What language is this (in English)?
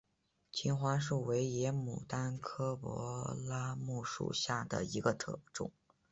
Chinese